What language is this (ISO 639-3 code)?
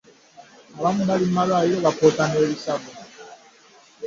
lug